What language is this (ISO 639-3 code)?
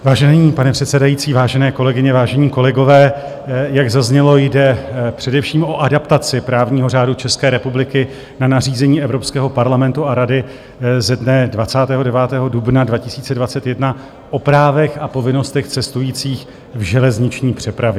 ces